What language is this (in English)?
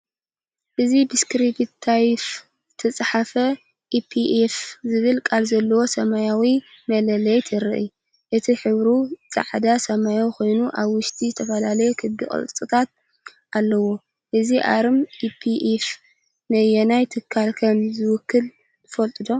Tigrinya